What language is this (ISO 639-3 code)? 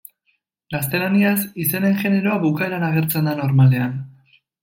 eus